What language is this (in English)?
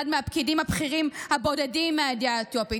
Hebrew